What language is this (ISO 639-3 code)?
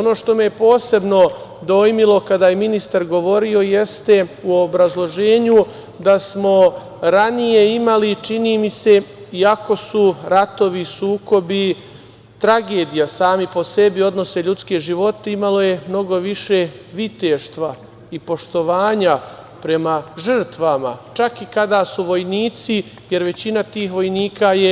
srp